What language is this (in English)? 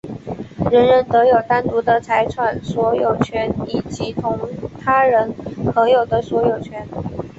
Chinese